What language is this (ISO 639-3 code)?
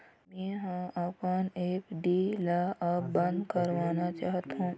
hne